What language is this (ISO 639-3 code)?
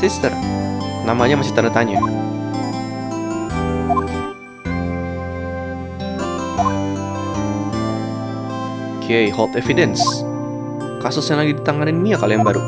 ind